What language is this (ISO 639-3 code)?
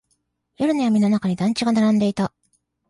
jpn